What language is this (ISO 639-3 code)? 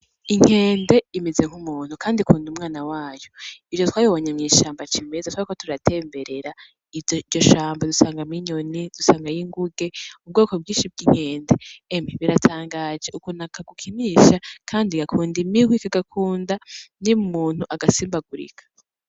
run